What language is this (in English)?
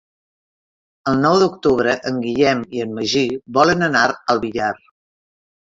Catalan